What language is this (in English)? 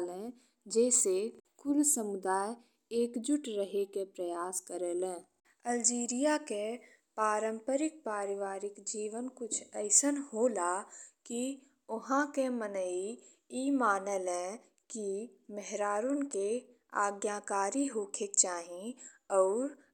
Bhojpuri